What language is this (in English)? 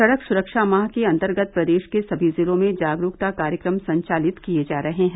Hindi